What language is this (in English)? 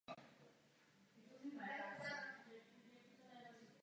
Czech